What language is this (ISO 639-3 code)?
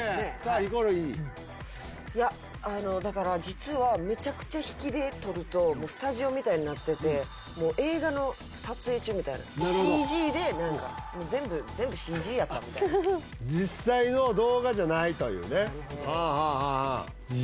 jpn